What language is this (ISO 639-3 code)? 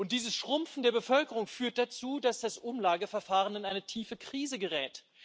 deu